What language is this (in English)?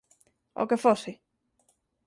Galician